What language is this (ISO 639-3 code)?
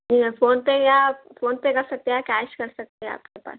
urd